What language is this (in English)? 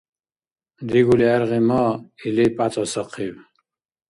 Dargwa